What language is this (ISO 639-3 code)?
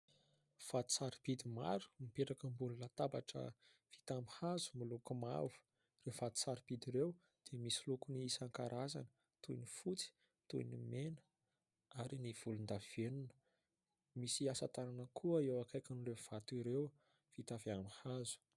mlg